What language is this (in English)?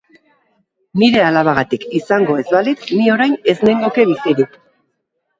Basque